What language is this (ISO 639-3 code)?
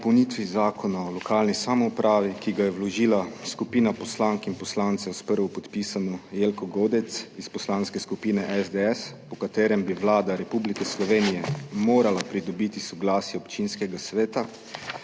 slv